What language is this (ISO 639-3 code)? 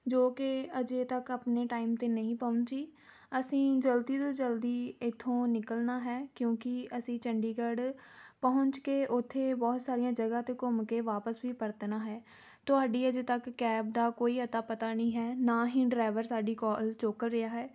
pan